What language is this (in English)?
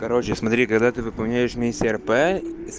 Russian